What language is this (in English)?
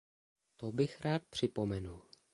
Czech